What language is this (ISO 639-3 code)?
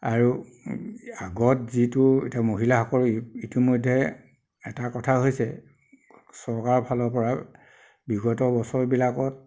asm